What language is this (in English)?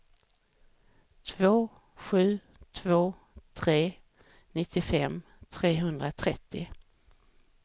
Swedish